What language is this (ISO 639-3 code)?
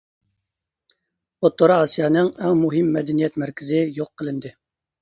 uig